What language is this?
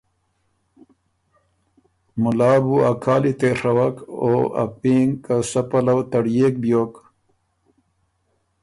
Ormuri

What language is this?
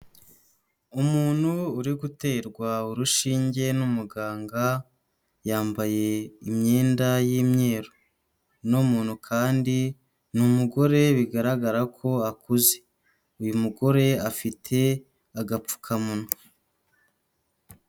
Kinyarwanda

